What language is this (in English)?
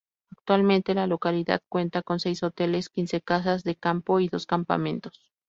Spanish